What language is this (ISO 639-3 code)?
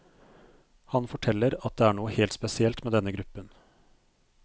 nor